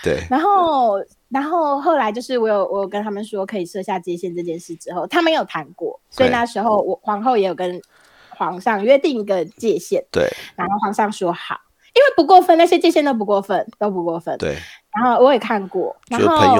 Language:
Chinese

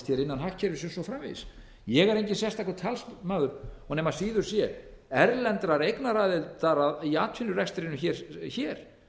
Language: Icelandic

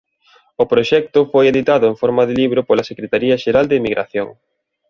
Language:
Galician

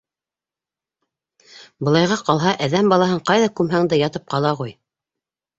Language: Bashkir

